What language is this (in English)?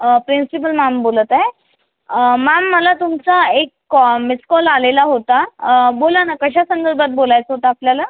Marathi